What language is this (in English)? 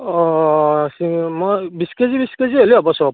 Assamese